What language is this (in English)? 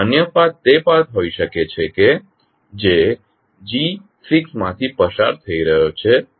Gujarati